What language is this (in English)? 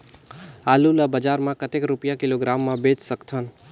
Chhattisgarhi